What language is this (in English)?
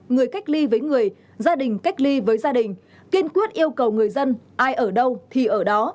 Vietnamese